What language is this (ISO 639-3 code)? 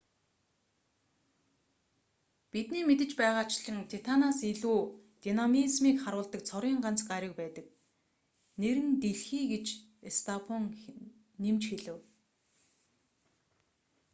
mon